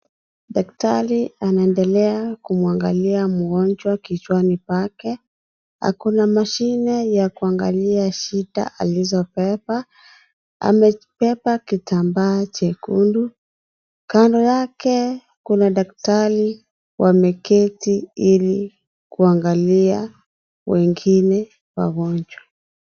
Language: Swahili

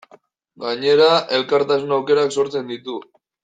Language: Basque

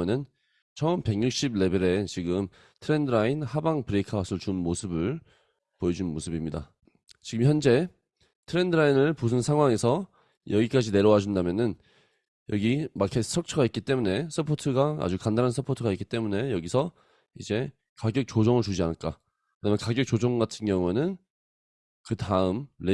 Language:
Korean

